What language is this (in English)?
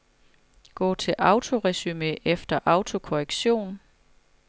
Danish